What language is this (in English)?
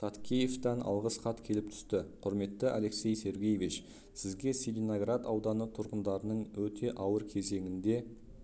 Kazakh